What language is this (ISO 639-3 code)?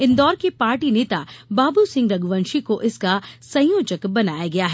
hin